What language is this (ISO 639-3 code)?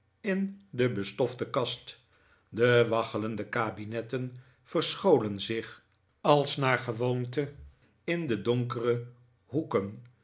nld